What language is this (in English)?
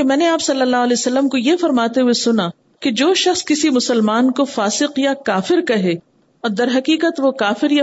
Urdu